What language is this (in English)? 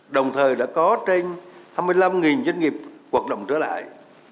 Vietnamese